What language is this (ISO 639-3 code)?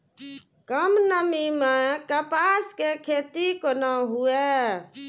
mai